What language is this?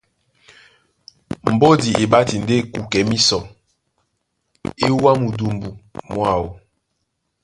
Duala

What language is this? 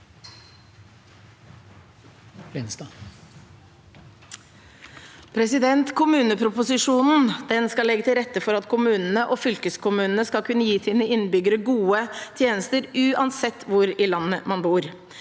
Norwegian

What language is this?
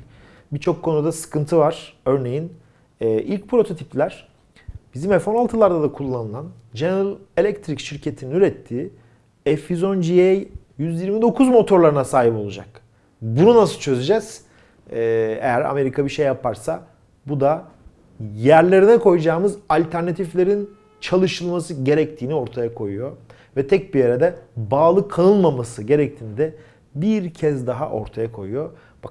Turkish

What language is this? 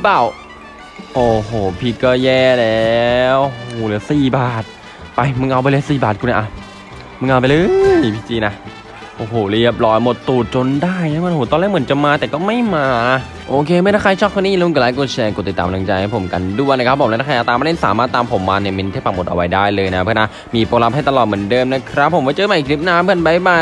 Thai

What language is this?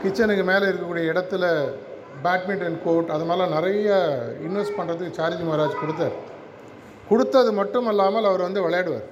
Tamil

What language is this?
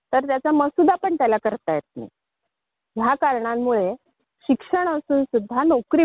Marathi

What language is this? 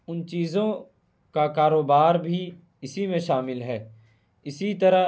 Urdu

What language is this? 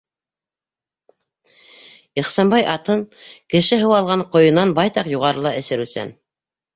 Bashkir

